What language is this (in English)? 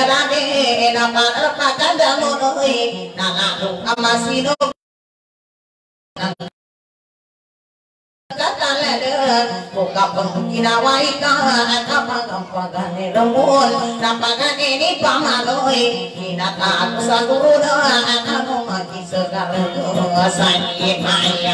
Thai